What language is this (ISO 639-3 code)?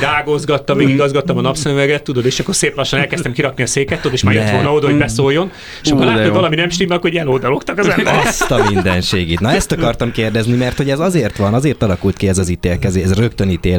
hun